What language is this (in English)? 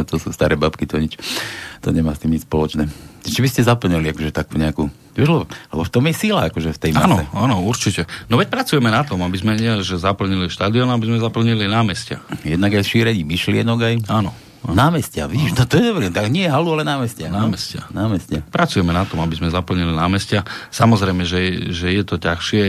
Slovak